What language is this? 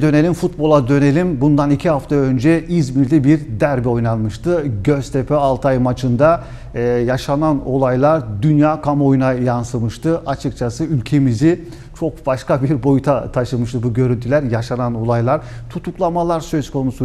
Turkish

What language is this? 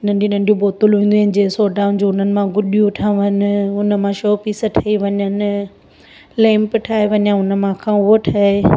Sindhi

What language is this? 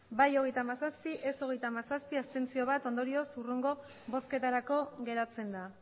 Basque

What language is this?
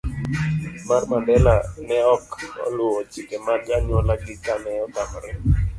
Luo (Kenya and Tanzania)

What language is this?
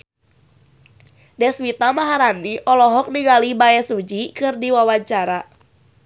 Sundanese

